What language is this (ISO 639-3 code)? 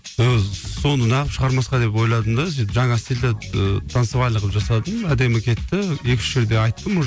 kaz